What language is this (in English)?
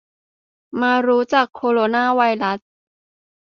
Thai